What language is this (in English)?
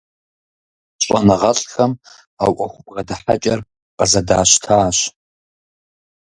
Kabardian